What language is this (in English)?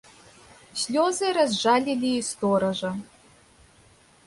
Belarusian